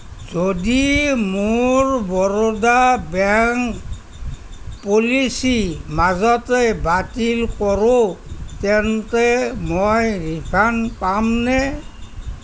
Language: Assamese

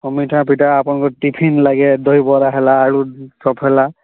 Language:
Odia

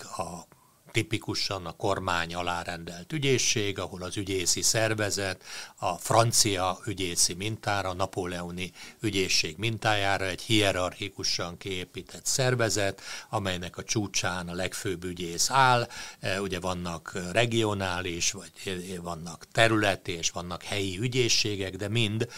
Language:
Hungarian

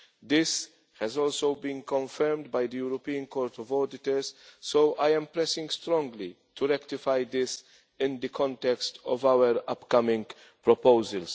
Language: English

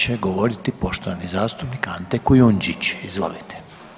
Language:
Croatian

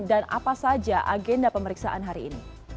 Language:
Indonesian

